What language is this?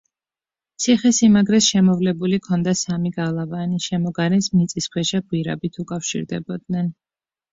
Georgian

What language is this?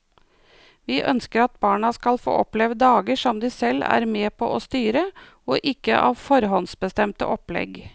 Norwegian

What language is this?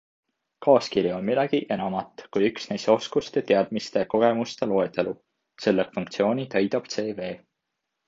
Estonian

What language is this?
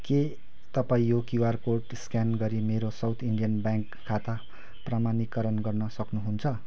Nepali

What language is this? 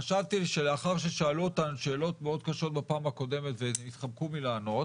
Hebrew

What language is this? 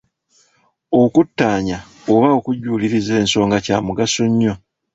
Ganda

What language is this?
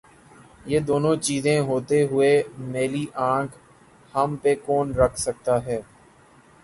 Urdu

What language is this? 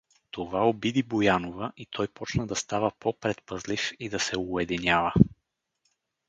Bulgarian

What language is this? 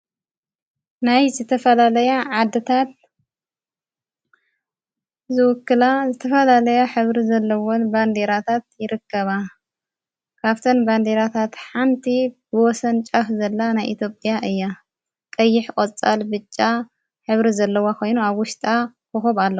Tigrinya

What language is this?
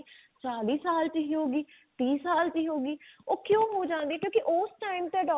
Punjabi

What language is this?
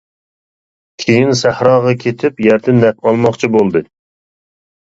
Uyghur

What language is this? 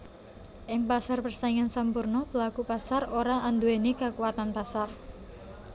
Javanese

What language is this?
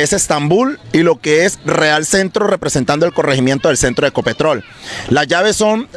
Spanish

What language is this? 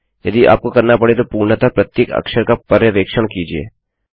Hindi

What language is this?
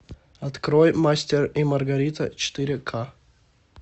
Russian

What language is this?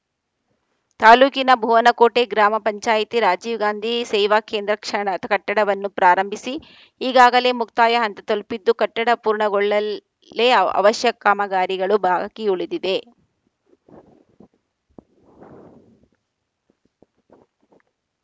Kannada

